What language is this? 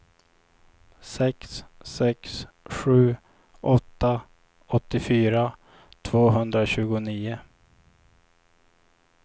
Swedish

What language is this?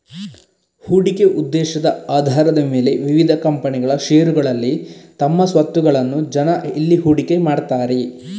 Kannada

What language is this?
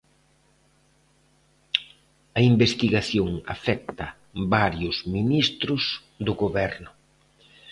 Galician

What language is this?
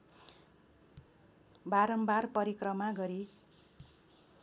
Nepali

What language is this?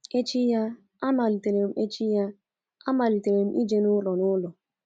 Igbo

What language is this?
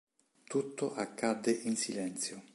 Italian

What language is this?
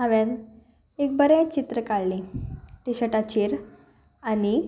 Konkani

